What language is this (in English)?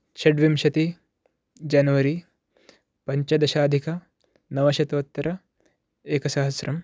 Sanskrit